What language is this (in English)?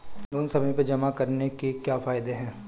Hindi